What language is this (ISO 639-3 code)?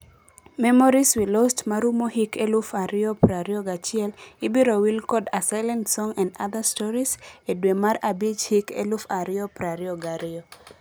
luo